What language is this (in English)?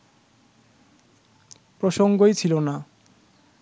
Bangla